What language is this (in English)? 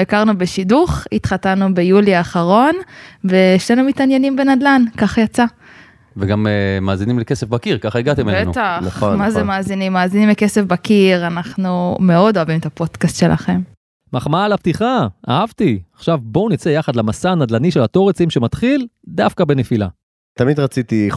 Hebrew